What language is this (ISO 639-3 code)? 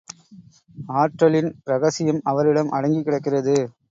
tam